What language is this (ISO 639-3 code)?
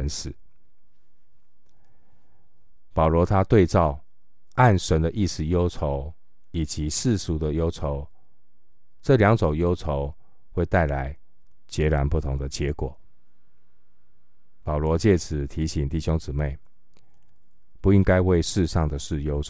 zho